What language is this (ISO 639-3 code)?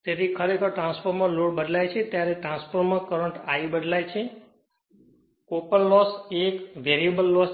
guj